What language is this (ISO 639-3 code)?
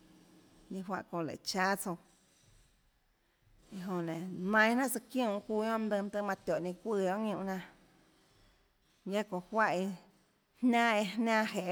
ctl